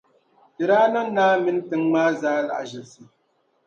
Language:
Dagbani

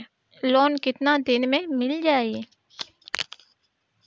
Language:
Bhojpuri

